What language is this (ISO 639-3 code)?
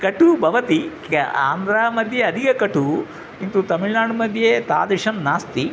san